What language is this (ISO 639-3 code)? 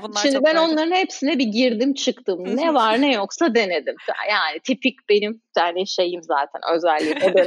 tur